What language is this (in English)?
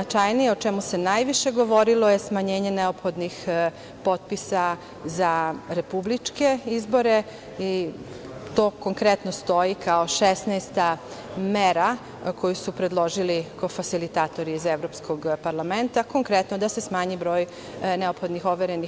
Serbian